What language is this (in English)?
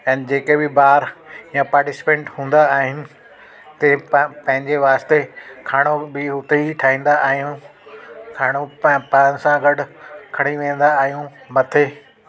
Sindhi